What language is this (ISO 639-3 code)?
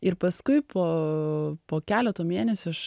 lit